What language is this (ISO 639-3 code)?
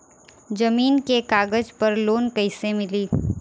bho